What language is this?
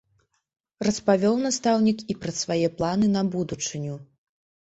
Belarusian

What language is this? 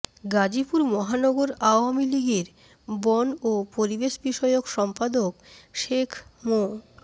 Bangla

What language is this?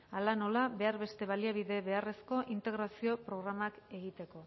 Basque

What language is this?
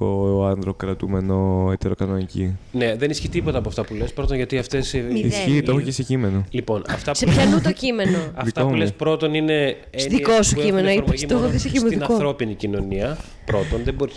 Greek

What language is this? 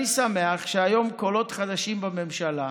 Hebrew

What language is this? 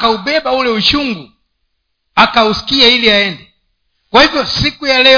Swahili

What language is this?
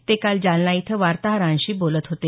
Marathi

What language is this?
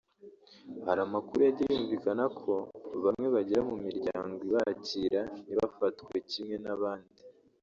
Kinyarwanda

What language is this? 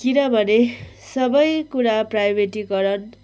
Nepali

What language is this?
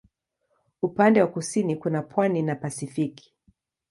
Swahili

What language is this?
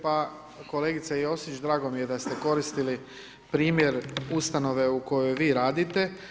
Croatian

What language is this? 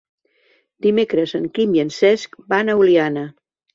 Catalan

